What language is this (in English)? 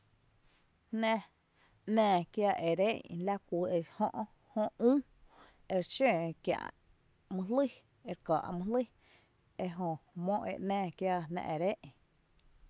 Tepinapa Chinantec